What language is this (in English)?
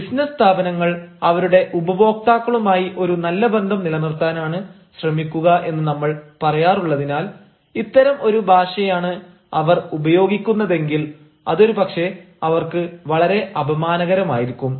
Malayalam